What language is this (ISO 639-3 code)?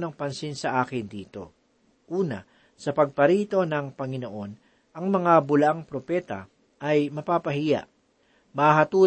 fil